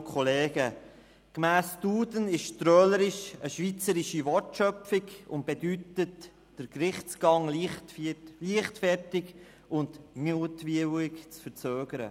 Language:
Swiss German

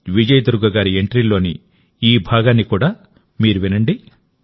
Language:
Telugu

